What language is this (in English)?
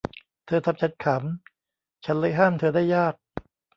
Thai